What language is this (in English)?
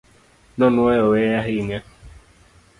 Luo (Kenya and Tanzania)